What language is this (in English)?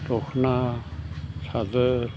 Bodo